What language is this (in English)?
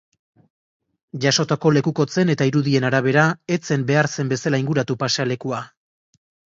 Basque